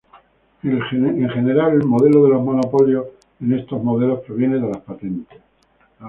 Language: Spanish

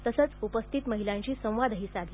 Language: Marathi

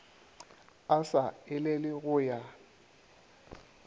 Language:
Northern Sotho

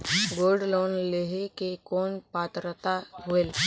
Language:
Chhattisgarhi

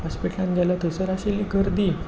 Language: Konkani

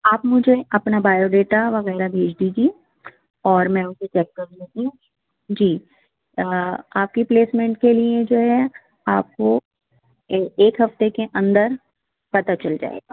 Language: Urdu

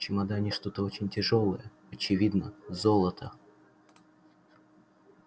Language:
Russian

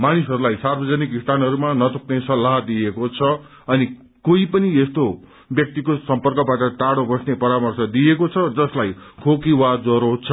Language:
Nepali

